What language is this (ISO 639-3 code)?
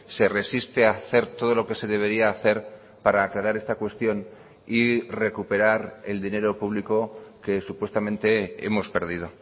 spa